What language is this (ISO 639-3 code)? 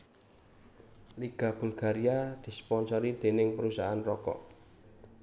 jav